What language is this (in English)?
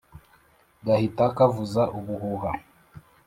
Kinyarwanda